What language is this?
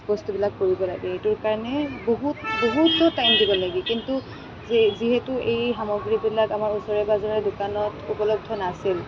Assamese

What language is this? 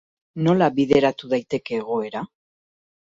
Basque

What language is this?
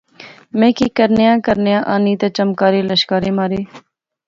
Pahari-Potwari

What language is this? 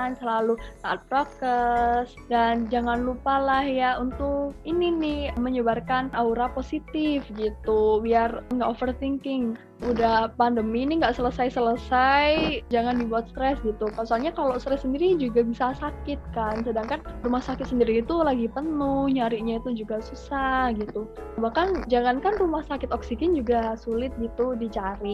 Indonesian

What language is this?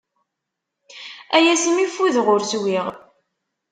Kabyle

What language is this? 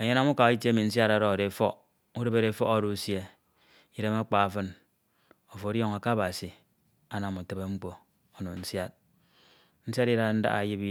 Ito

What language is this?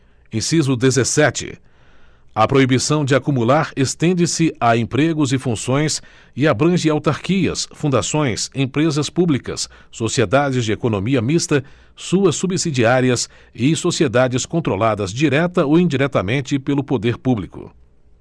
Portuguese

